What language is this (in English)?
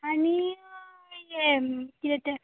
Konkani